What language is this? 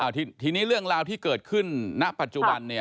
Thai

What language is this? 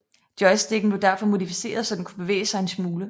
Danish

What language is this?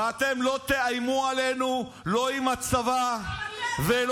Hebrew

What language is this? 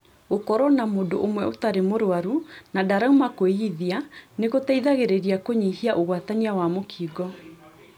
Kikuyu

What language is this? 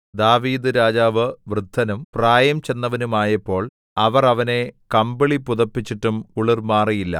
Malayalam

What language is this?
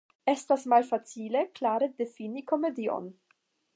Esperanto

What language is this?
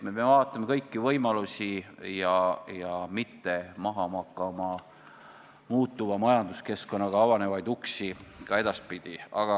Estonian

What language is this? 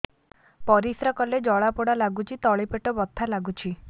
Odia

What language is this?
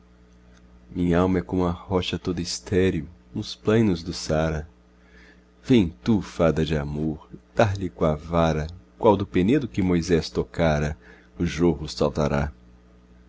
Portuguese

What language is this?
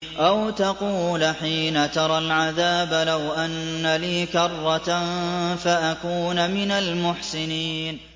Arabic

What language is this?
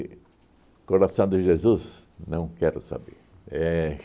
Portuguese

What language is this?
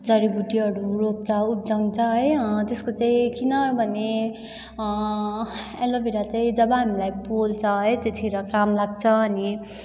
Nepali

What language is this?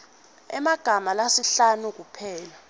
Swati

